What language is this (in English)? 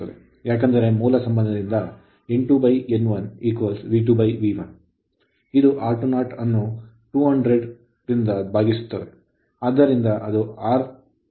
Kannada